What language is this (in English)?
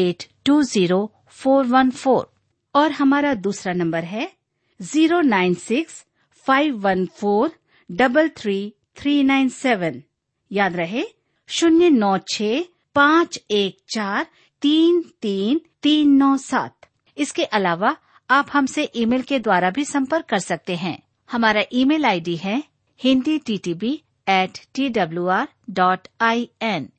Hindi